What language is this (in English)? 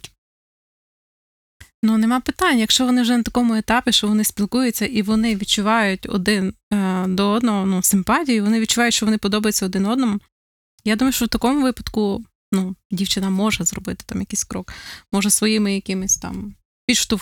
Ukrainian